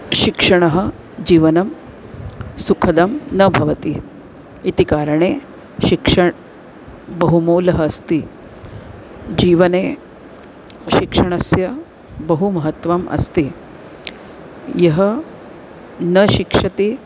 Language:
Sanskrit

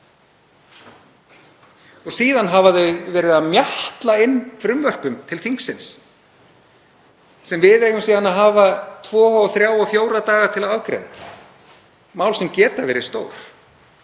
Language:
Icelandic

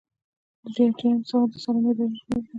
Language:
Pashto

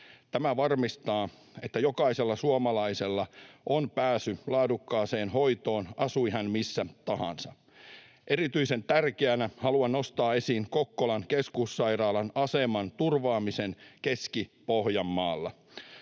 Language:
Finnish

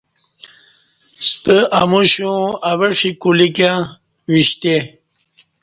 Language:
Kati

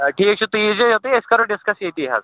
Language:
Kashmiri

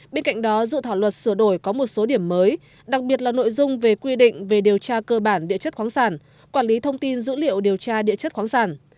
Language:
Vietnamese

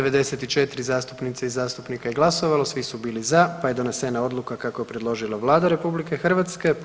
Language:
Croatian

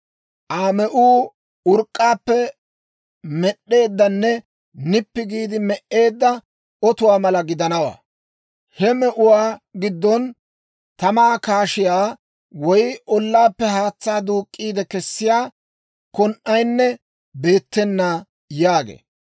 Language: Dawro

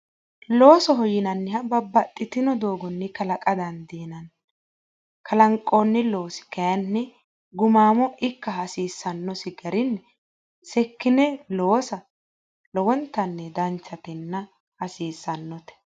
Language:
Sidamo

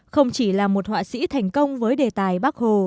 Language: Vietnamese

